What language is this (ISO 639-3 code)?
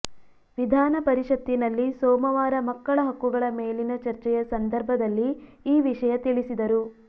kan